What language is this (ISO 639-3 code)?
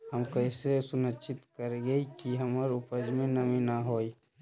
mag